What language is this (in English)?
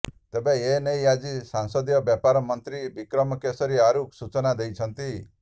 Odia